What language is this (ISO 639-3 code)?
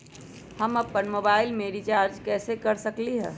mag